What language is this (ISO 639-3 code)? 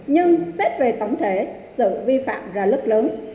vie